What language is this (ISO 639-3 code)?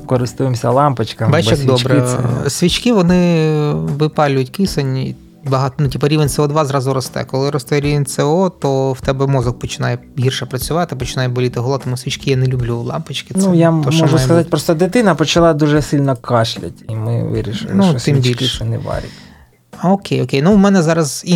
ukr